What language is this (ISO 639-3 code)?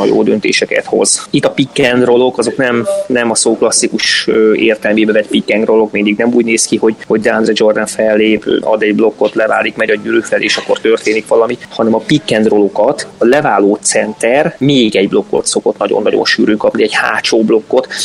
hun